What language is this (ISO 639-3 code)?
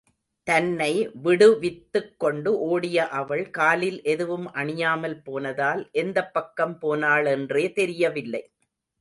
tam